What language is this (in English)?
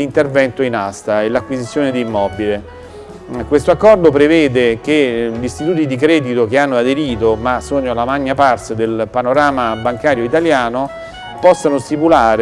Italian